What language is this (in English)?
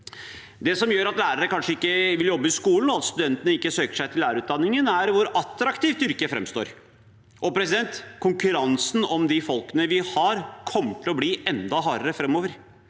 Norwegian